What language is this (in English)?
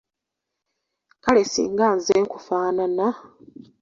Ganda